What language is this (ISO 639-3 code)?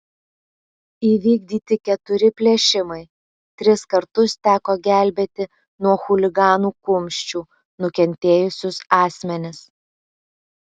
lit